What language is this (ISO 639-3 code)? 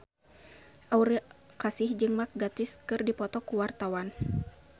sun